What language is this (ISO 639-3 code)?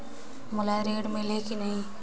hne